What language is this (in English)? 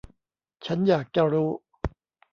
Thai